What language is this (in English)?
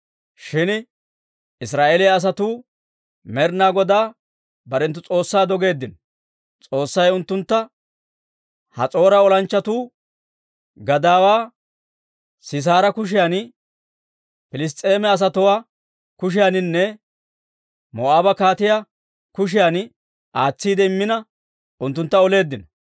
Dawro